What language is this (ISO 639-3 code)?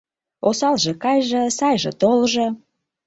chm